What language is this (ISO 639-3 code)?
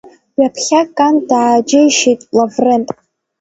abk